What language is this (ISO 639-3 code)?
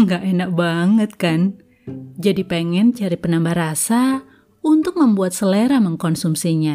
ind